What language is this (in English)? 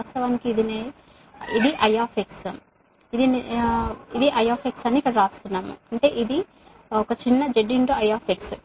Telugu